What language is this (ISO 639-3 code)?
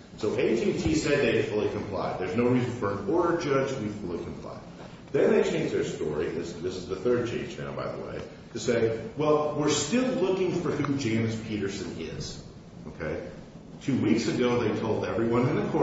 eng